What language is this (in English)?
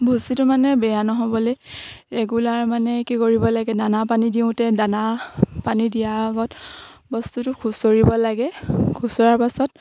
Assamese